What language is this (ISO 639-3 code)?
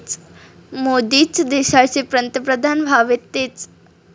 mar